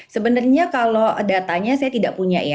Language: Indonesian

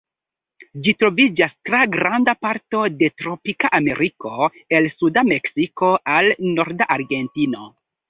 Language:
Esperanto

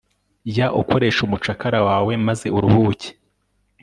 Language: Kinyarwanda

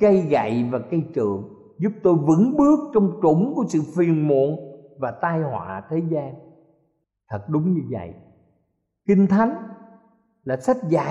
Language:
Vietnamese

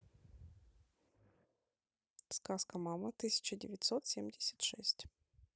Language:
Russian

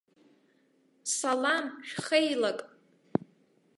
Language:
Abkhazian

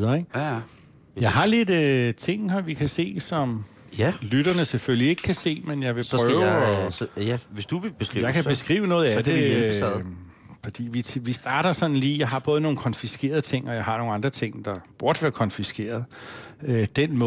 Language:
Danish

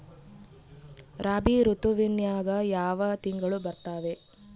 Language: Kannada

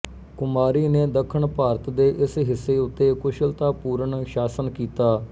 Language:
Punjabi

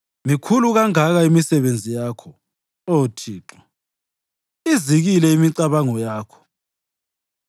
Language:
North Ndebele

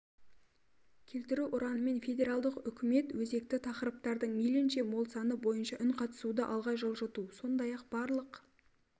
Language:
Kazakh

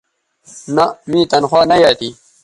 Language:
Bateri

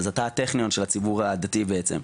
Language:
Hebrew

